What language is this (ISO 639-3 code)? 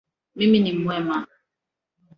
swa